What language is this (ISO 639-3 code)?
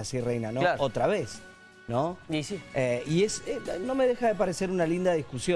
spa